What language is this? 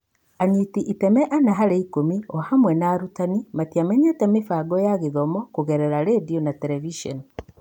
Kikuyu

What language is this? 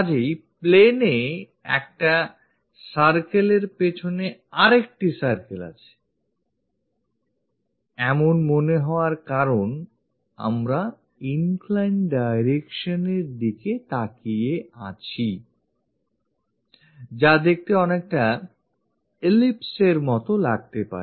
Bangla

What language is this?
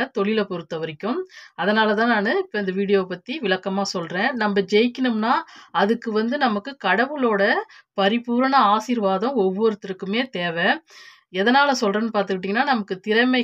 Arabic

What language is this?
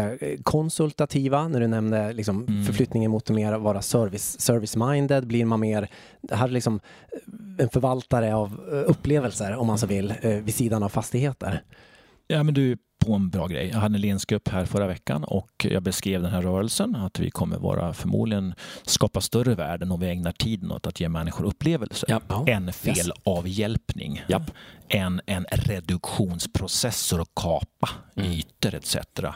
Swedish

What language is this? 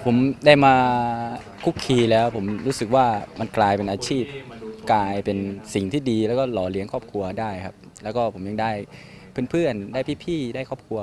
Thai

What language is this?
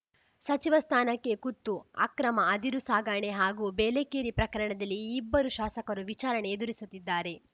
Kannada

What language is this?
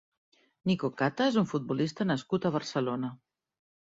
Catalan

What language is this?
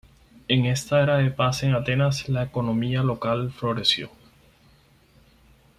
Spanish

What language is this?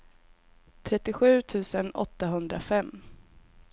Swedish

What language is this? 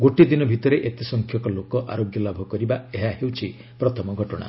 Odia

